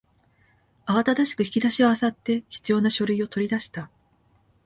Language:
Japanese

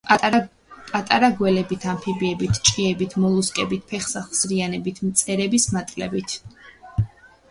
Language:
Georgian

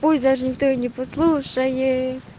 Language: Russian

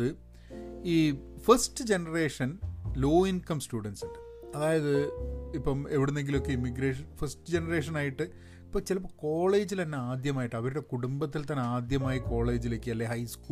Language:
Malayalam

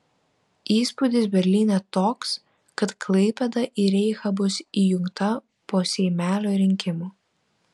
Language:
Lithuanian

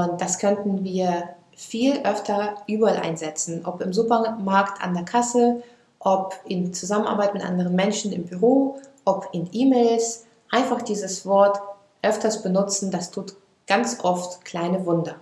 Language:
German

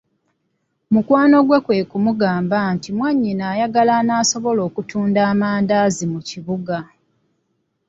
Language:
Ganda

